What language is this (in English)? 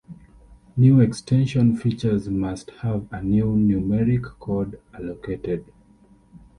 English